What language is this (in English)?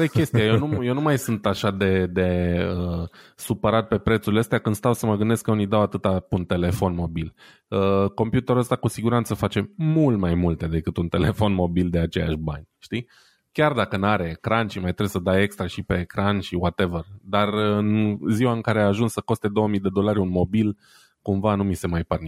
Romanian